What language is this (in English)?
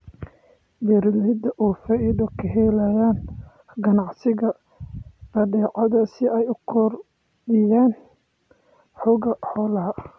Somali